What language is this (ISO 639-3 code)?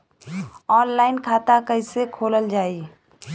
bho